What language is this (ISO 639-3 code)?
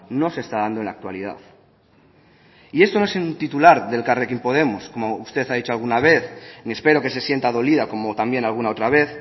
spa